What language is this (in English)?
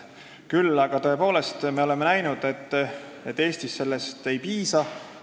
Estonian